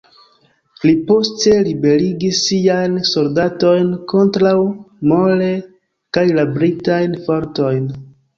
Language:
Esperanto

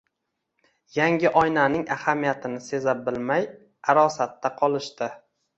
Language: Uzbek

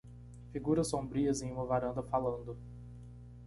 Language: Portuguese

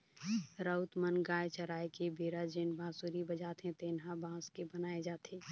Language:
Chhattisgarhi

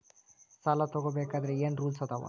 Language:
Kannada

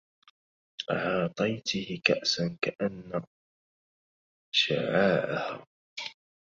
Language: Arabic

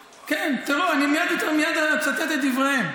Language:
Hebrew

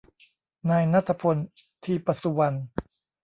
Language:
Thai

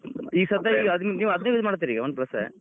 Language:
Kannada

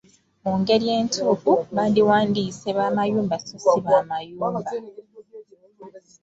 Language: Ganda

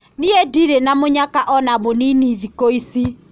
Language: Kikuyu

